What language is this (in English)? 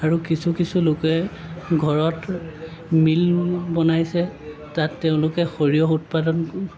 Assamese